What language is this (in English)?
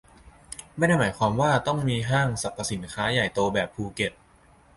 Thai